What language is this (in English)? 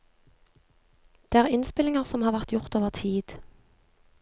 Norwegian